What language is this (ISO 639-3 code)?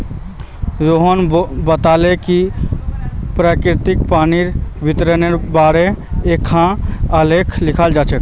mag